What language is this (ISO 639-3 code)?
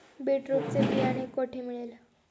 mar